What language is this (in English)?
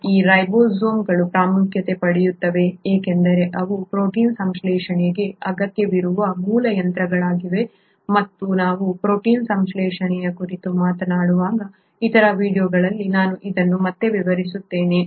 Kannada